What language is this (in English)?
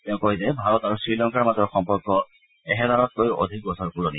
Assamese